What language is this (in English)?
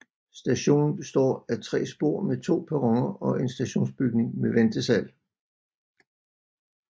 Danish